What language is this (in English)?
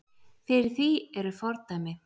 Icelandic